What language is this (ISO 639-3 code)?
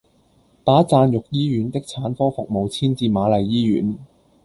yue